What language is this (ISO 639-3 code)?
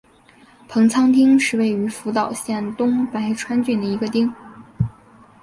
zho